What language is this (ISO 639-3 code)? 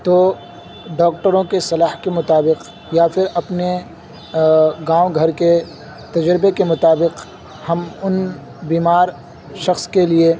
urd